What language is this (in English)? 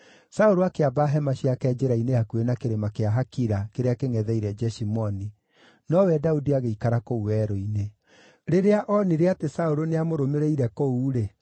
Kikuyu